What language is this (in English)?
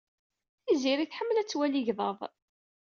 Kabyle